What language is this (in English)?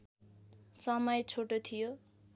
Nepali